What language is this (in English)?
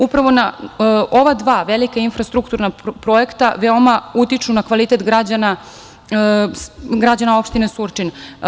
Serbian